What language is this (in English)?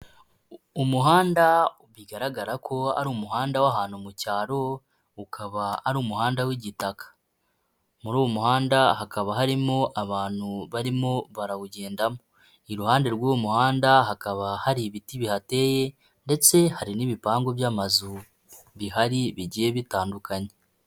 Kinyarwanda